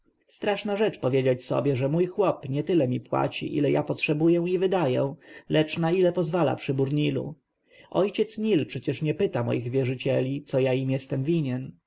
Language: Polish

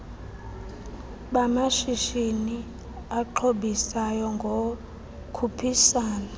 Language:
Xhosa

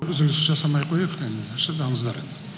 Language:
Kazakh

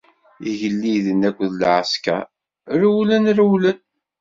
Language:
Kabyle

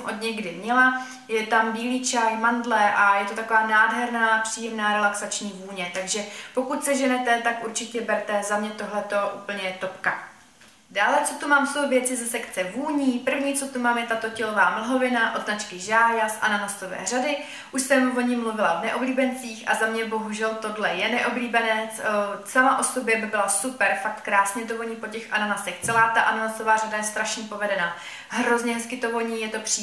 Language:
Czech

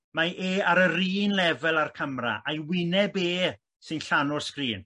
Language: Welsh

